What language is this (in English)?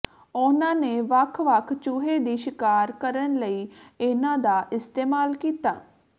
Punjabi